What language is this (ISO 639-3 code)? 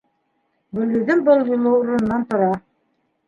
bak